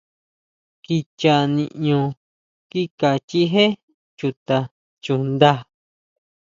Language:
Huautla Mazatec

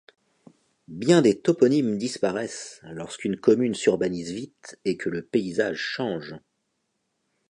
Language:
French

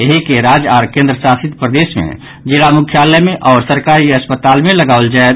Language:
Maithili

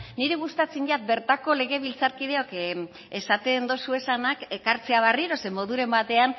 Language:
Basque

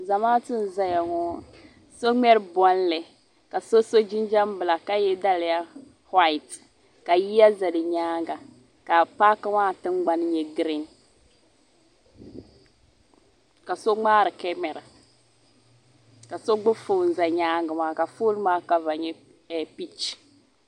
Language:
Dagbani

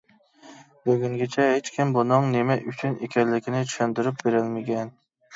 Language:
Uyghur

